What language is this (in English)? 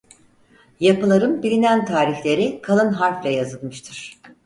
Turkish